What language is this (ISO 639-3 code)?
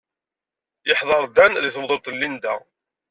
kab